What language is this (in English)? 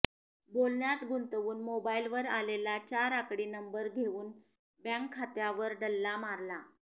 Marathi